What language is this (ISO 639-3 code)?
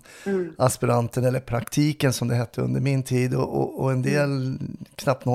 swe